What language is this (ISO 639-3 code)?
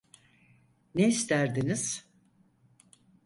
tur